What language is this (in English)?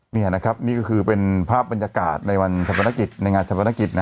Thai